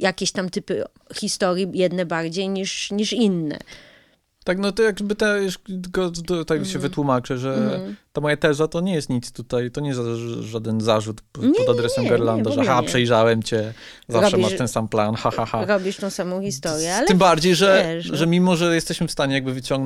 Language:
Polish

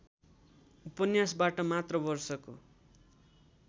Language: Nepali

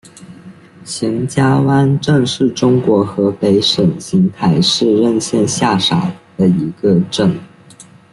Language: Chinese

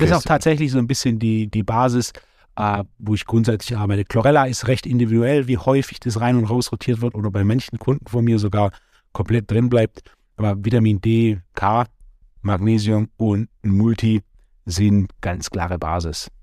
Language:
German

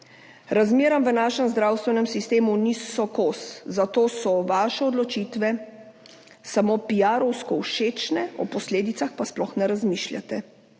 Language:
Slovenian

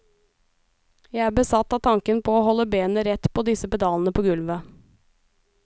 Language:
Norwegian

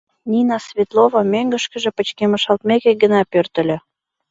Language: Mari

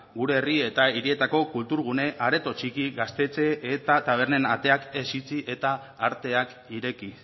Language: Basque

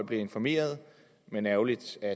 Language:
Danish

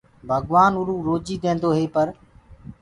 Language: Gurgula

